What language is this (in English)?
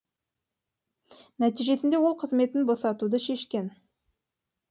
Kazakh